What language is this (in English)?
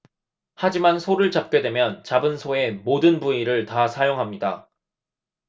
Korean